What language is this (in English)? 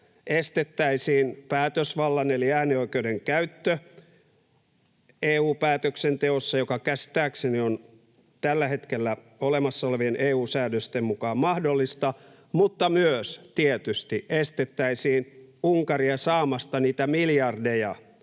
Finnish